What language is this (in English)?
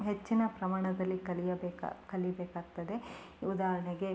Kannada